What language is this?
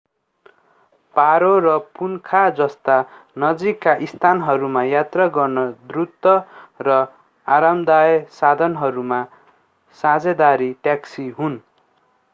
Nepali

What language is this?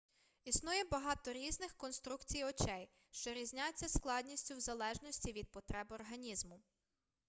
Ukrainian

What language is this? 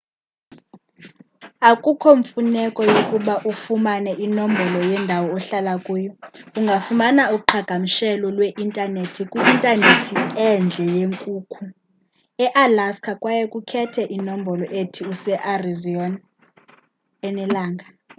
Xhosa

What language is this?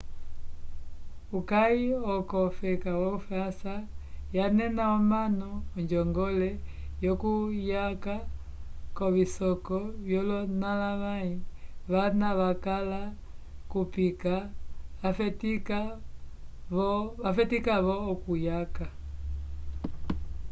Umbundu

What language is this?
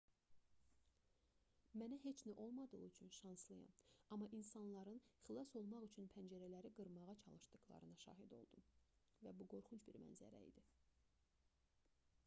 Azerbaijani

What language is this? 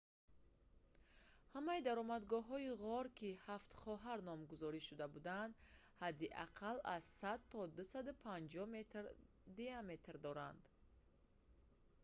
Tajik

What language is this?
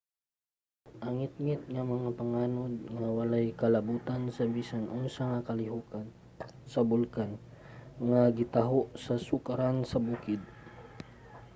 Cebuano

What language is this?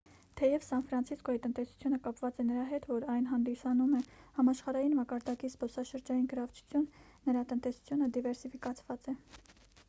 Armenian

